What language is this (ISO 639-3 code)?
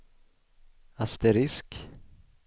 swe